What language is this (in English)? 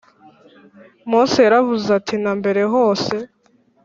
Kinyarwanda